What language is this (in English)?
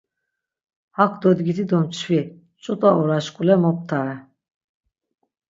Laz